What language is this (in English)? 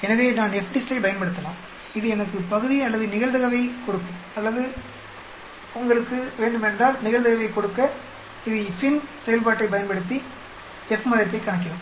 Tamil